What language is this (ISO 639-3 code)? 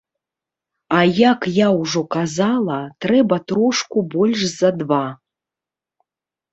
bel